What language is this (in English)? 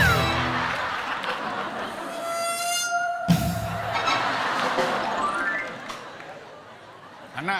Thai